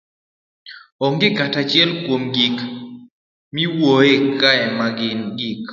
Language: Luo (Kenya and Tanzania)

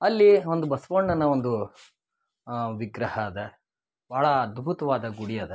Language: Kannada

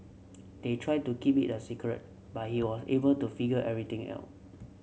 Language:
English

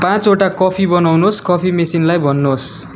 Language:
Nepali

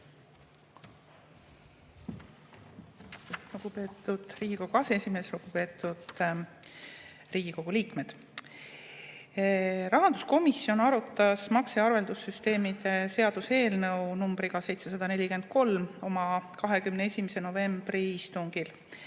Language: Estonian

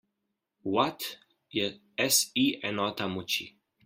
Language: Slovenian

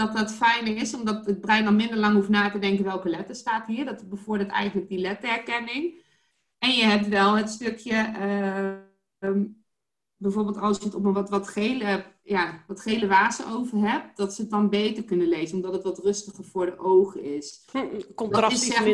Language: Dutch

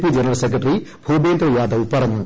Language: Malayalam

